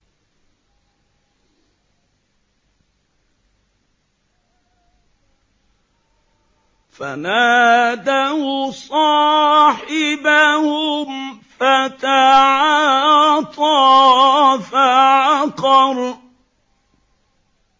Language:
Arabic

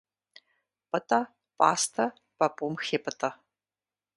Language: Kabardian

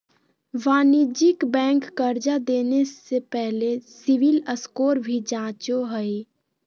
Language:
Magahi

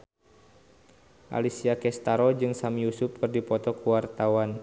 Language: Sundanese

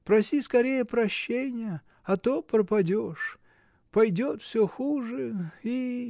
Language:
Russian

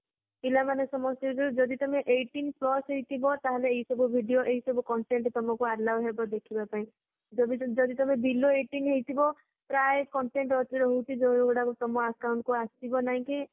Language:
Odia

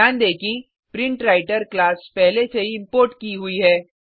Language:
Hindi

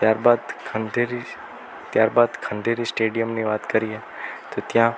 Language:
Gujarati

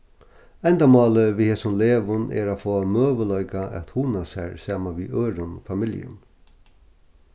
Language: Faroese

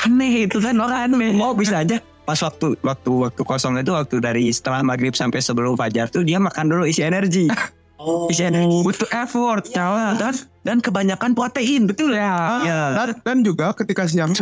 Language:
Indonesian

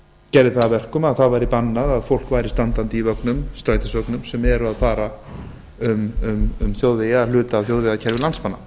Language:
Icelandic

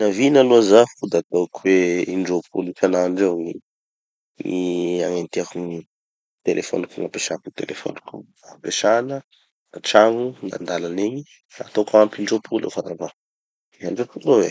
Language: Tanosy Malagasy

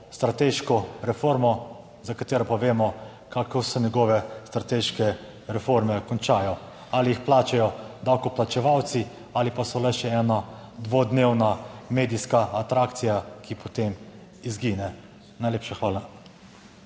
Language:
Slovenian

